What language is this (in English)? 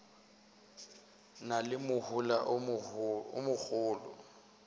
Northern Sotho